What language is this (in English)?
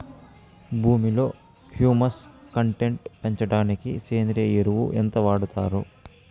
Telugu